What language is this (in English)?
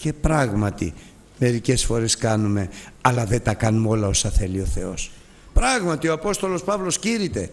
Greek